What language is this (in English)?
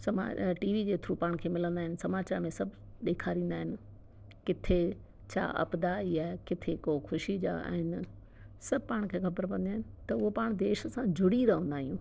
Sindhi